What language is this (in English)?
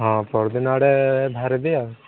Odia